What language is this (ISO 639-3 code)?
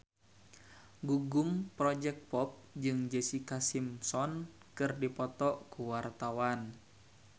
sun